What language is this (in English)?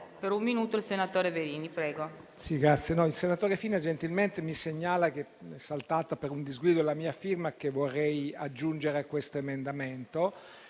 Italian